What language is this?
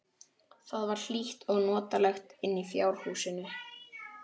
Icelandic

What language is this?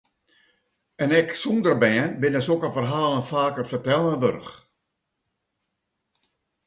Western Frisian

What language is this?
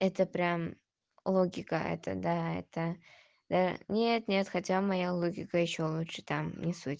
Russian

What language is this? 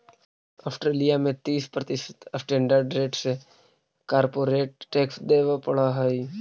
Magahi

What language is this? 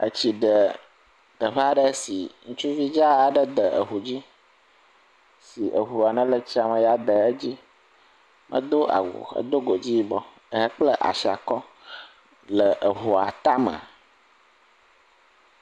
Ewe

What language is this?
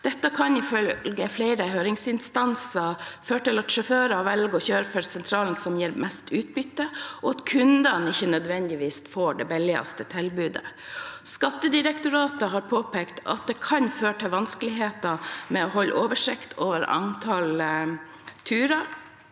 Norwegian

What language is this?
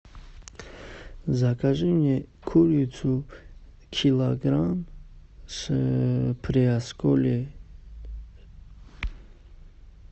Russian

